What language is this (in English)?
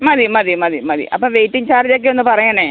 Malayalam